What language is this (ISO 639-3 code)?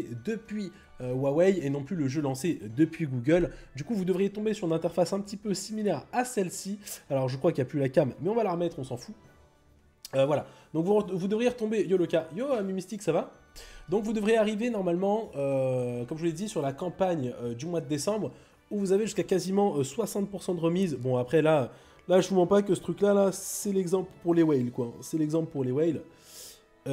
fra